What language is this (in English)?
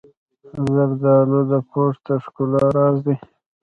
Pashto